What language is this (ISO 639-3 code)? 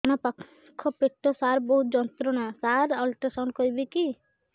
ori